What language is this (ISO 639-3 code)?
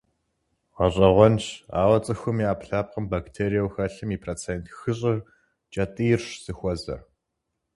kbd